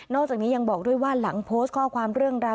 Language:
Thai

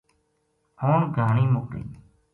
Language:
Gujari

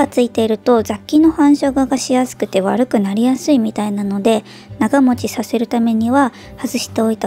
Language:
Japanese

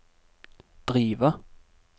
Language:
Norwegian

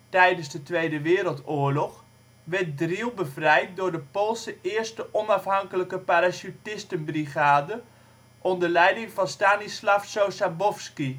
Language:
Dutch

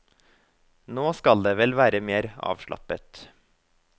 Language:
Norwegian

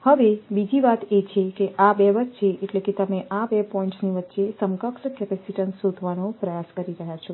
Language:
Gujarati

